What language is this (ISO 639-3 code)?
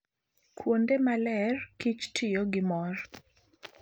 luo